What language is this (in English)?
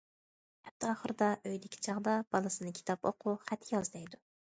Uyghur